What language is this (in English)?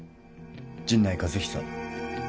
Japanese